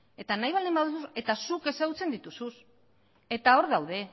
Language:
Basque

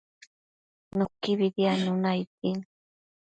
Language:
Matsés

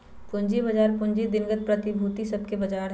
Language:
Magahi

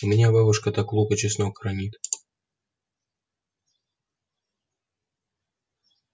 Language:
Russian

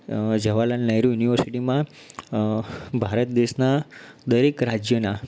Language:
Gujarati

